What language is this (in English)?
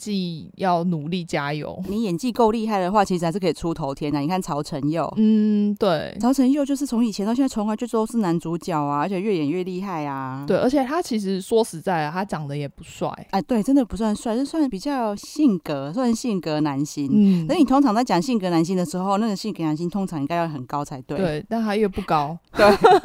Chinese